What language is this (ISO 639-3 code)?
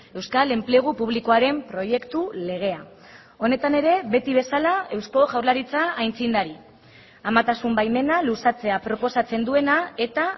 eus